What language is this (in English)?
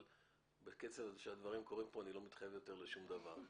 Hebrew